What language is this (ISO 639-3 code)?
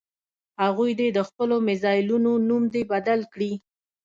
pus